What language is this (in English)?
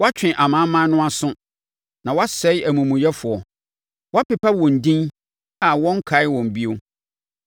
Akan